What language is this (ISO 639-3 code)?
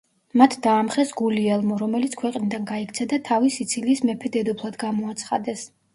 kat